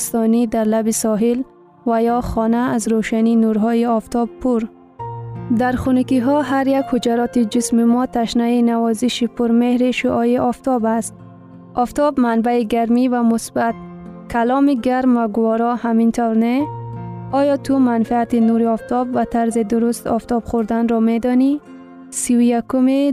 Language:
Persian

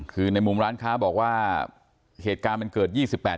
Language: Thai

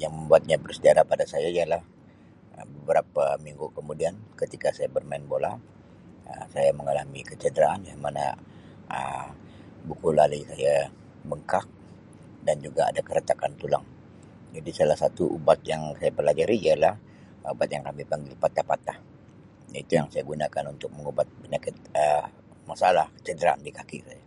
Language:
Sabah Malay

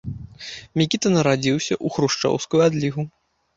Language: Belarusian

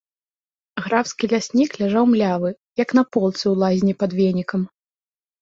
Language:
Belarusian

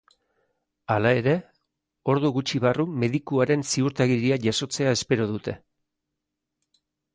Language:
Basque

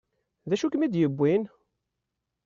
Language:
Kabyle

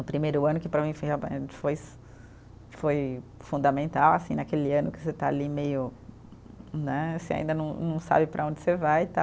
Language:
Portuguese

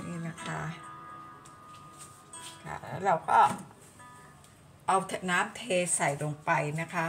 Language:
Thai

